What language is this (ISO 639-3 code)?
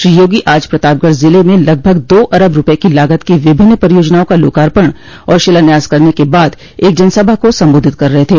hin